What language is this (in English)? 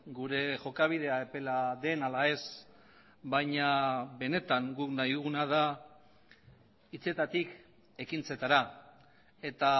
Basque